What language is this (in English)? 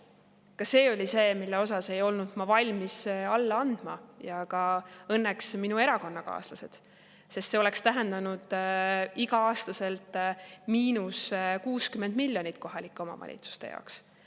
Estonian